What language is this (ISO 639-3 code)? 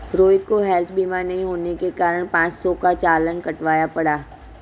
hin